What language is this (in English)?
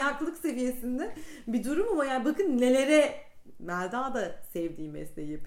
Turkish